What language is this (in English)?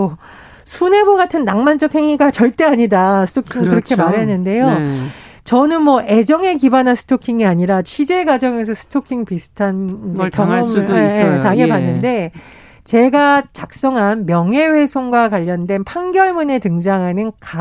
Korean